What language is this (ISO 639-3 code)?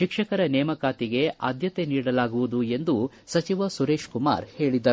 kan